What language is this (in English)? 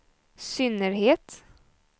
Swedish